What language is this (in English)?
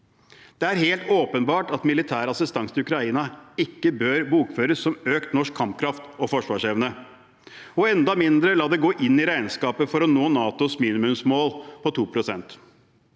Norwegian